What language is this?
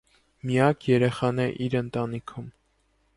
Armenian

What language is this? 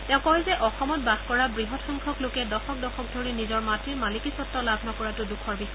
Assamese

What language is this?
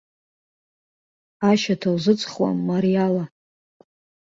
Abkhazian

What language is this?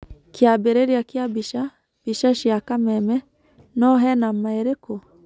Kikuyu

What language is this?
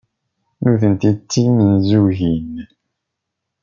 Kabyle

